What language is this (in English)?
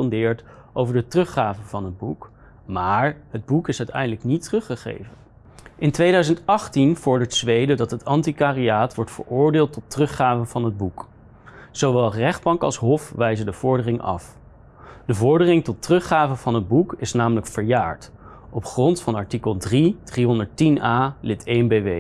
Dutch